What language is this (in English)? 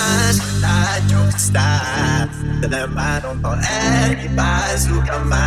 Hungarian